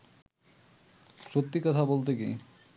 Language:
Bangla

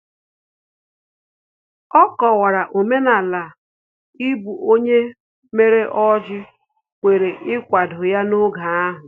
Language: Igbo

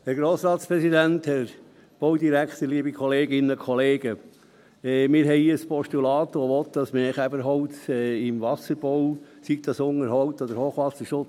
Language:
Swiss German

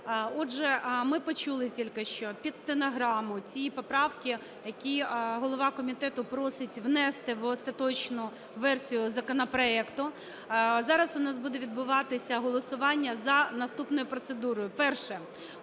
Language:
Ukrainian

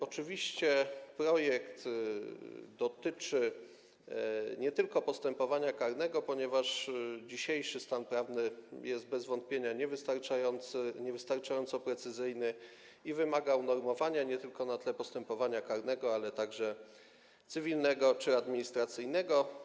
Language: Polish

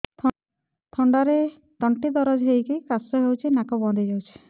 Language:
Odia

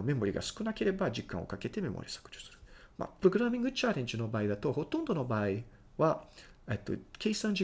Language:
Japanese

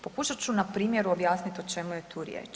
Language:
Croatian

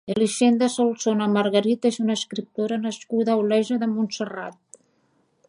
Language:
Catalan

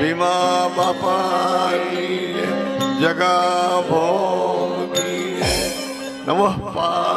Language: Arabic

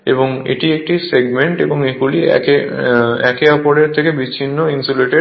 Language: Bangla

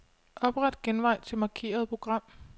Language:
Danish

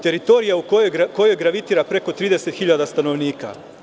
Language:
Serbian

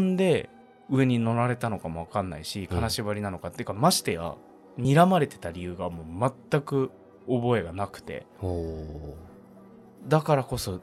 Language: Japanese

